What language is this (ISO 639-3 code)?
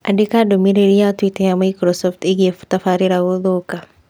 kik